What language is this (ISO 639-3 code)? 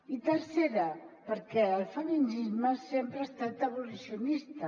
cat